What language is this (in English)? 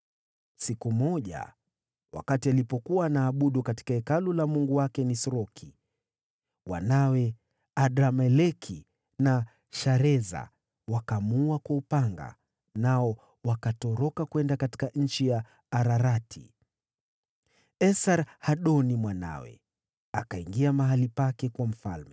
Swahili